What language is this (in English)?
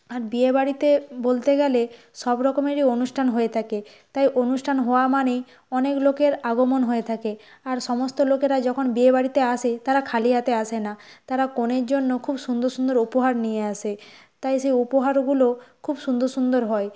Bangla